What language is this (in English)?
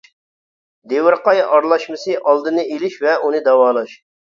Uyghur